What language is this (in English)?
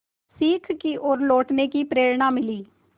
Hindi